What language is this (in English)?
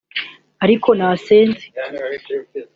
Kinyarwanda